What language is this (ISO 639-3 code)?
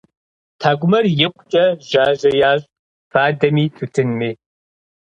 kbd